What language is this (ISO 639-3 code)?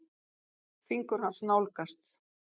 isl